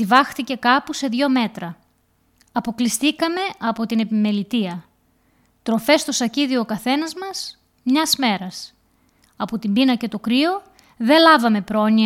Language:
Greek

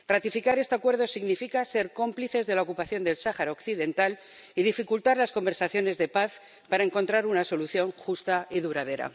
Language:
Spanish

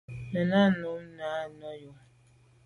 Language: Medumba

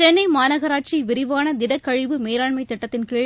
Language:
Tamil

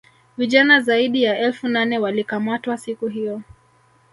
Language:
Swahili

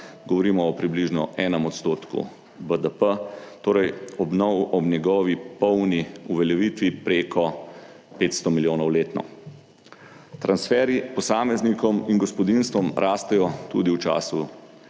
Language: Slovenian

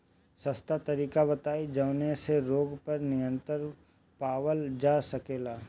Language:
Bhojpuri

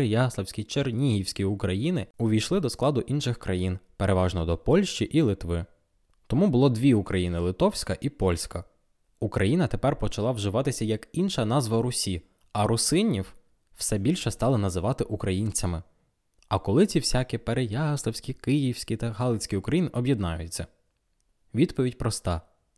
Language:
Ukrainian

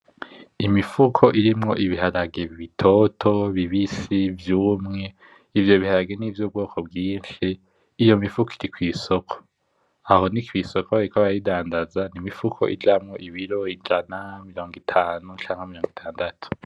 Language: Rundi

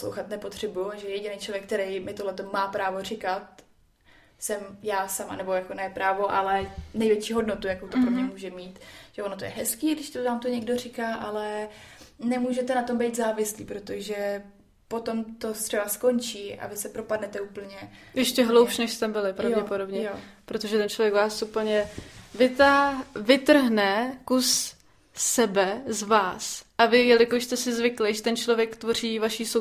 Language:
Czech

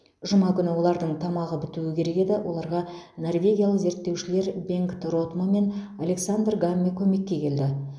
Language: Kazakh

